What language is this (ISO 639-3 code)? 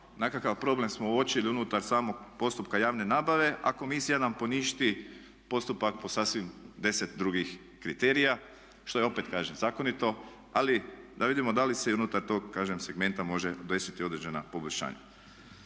hrv